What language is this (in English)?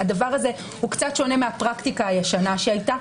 Hebrew